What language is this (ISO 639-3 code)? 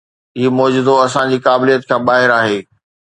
snd